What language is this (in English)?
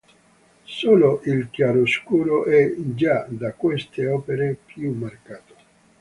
Italian